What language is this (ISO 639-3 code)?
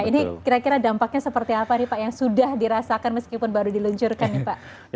ind